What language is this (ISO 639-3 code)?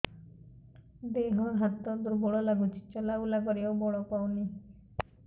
ori